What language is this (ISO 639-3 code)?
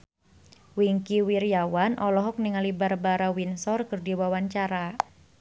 sun